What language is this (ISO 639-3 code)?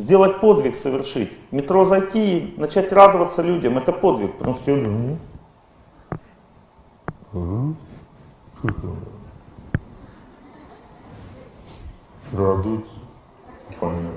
rus